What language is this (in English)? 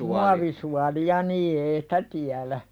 Finnish